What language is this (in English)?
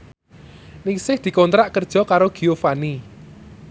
Javanese